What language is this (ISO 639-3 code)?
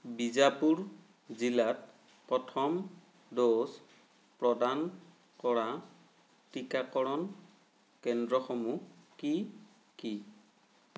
asm